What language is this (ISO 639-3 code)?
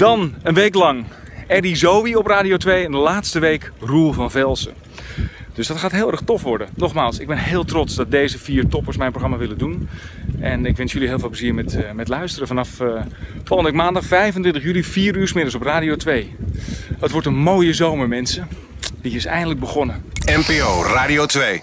nld